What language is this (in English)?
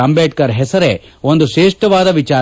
Kannada